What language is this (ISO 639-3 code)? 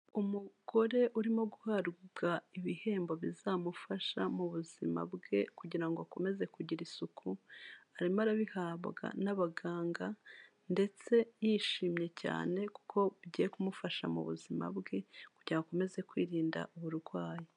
kin